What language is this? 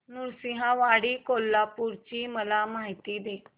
Marathi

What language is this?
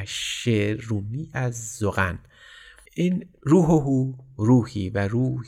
Persian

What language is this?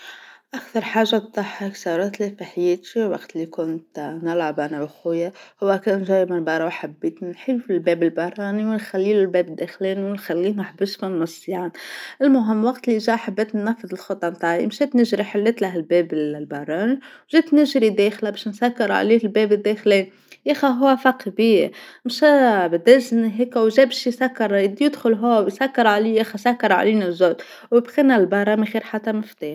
Tunisian Arabic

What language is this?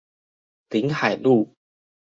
Chinese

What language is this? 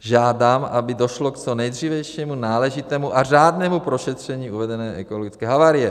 Czech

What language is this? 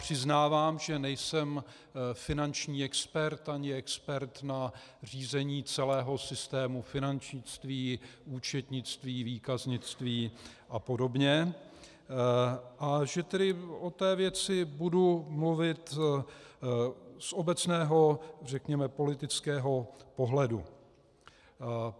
Czech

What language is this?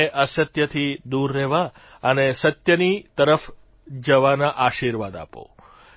Gujarati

